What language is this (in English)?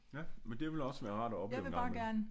Danish